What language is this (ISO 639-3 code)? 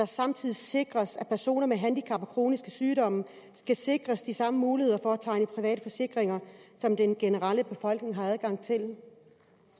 dan